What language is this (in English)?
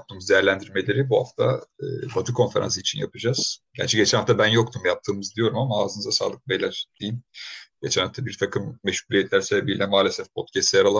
Turkish